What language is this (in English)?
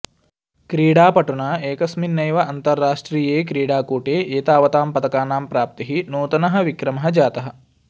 Sanskrit